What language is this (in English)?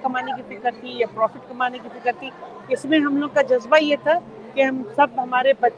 Urdu